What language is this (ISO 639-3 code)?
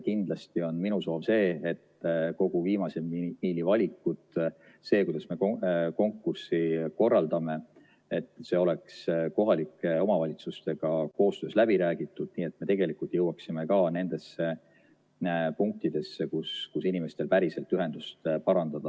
est